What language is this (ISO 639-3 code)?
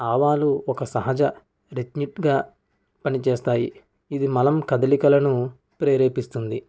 tel